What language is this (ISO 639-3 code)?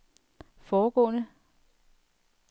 dan